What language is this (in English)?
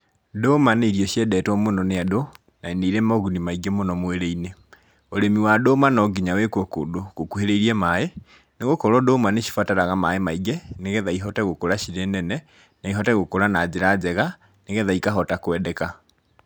Kikuyu